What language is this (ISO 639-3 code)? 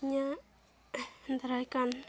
sat